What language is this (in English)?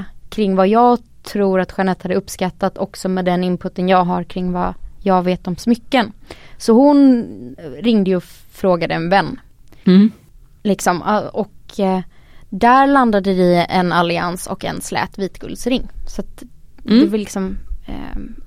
Swedish